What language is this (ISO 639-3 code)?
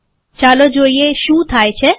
guj